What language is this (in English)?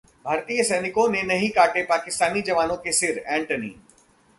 Hindi